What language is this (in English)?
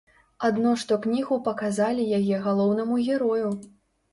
Belarusian